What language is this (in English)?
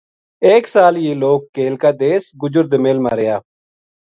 Gujari